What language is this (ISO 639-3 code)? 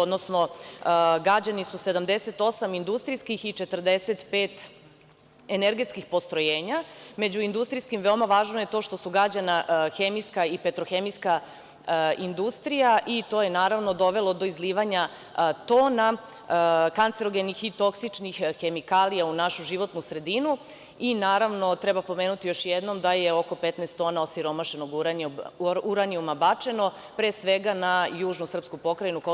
srp